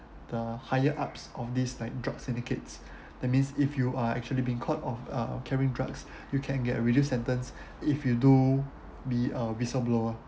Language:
English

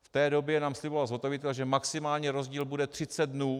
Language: Czech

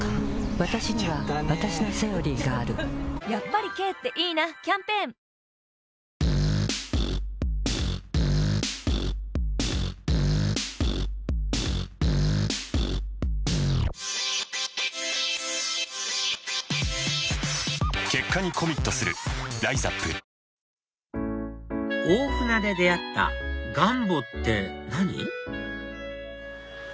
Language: Japanese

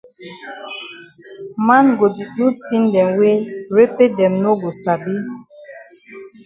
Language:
Cameroon Pidgin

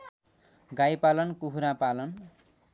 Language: Nepali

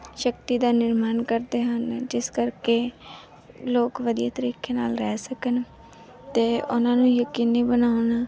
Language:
Punjabi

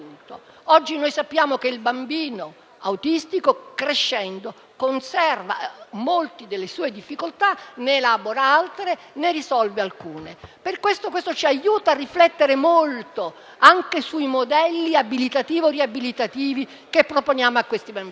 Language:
Italian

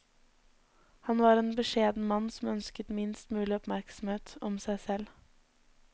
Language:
Norwegian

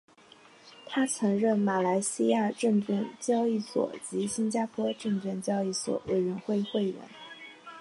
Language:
Chinese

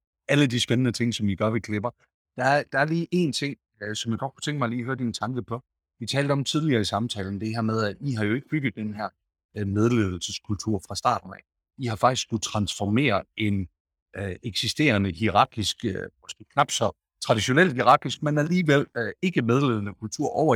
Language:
Danish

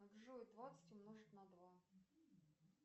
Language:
Russian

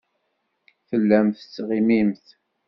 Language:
Kabyle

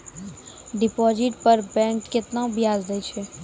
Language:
Maithili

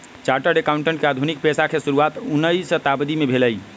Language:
Magahi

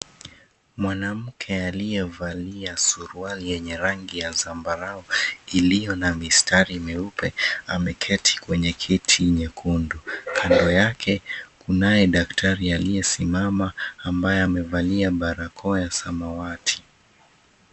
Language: Swahili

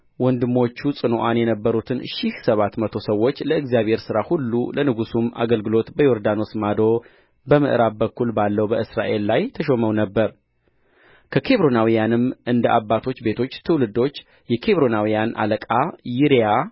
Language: Amharic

